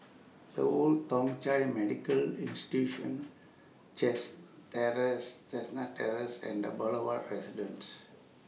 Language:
English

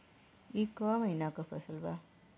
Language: Bhojpuri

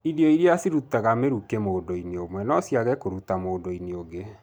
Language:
Kikuyu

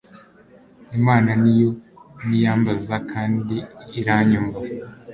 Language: Kinyarwanda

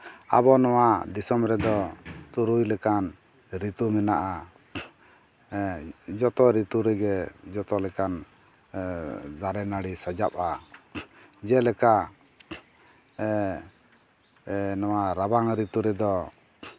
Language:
Santali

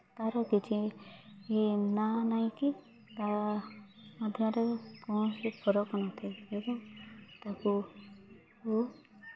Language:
Odia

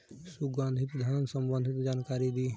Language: Bhojpuri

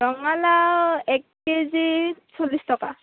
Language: Assamese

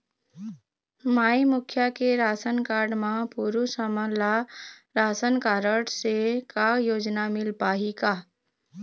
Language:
Chhattisgarhi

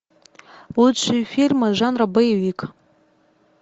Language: Russian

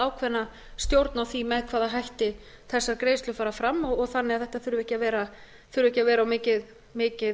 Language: Icelandic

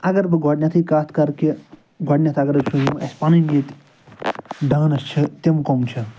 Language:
Kashmiri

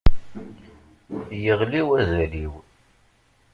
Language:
Kabyle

